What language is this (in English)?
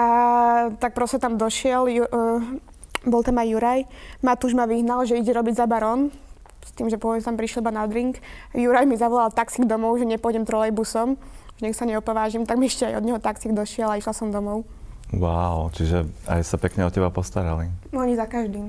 Slovak